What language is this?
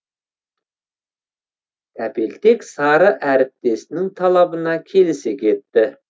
Kazakh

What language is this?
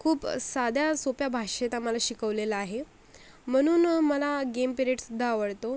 Marathi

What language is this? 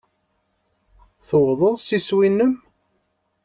Kabyle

